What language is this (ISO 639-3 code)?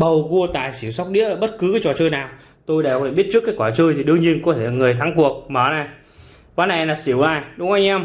vie